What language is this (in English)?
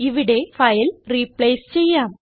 Malayalam